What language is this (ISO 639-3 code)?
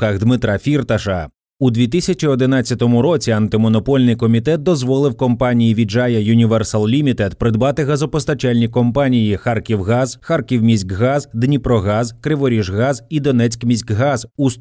ukr